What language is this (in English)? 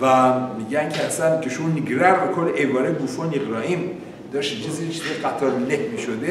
Persian